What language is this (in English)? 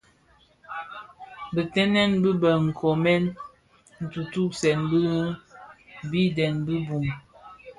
Bafia